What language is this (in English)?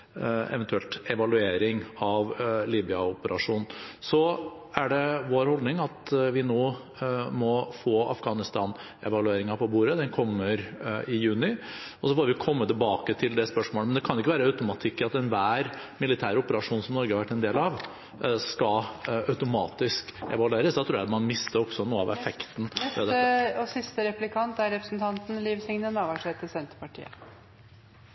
Norwegian